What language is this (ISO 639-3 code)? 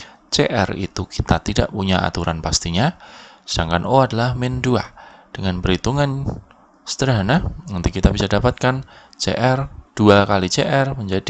ind